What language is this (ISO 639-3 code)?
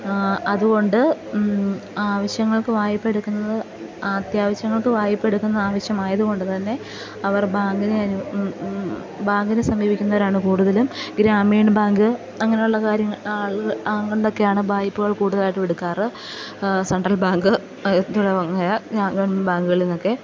mal